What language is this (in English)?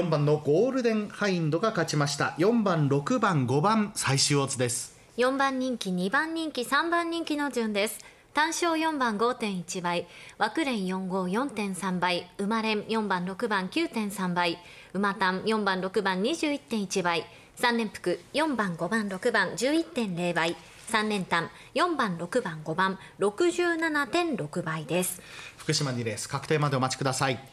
Japanese